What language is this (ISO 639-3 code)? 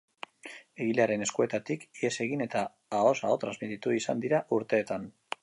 eus